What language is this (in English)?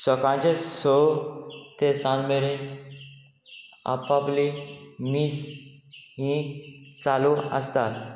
Konkani